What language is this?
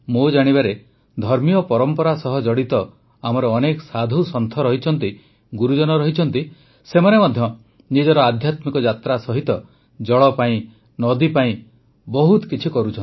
Odia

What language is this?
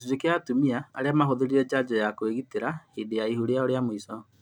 Kikuyu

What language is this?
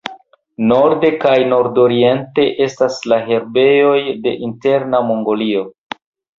Esperanto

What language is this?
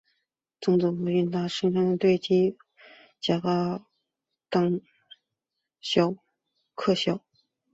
Chinese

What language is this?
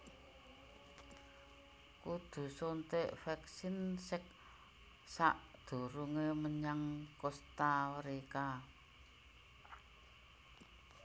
Javanese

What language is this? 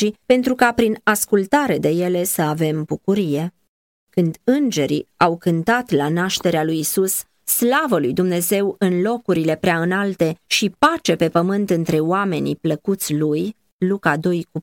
Romanian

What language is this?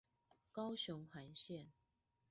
Chinese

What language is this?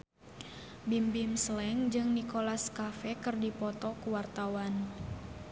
Sundanese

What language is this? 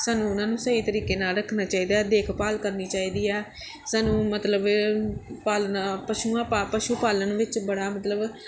Punjabi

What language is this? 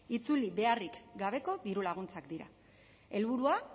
Basque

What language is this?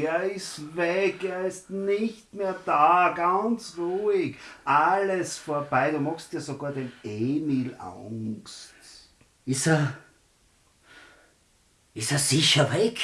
German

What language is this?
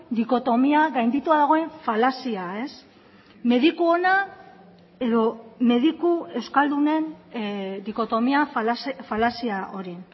Basque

